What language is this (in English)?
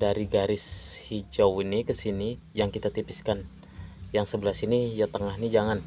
Indonesian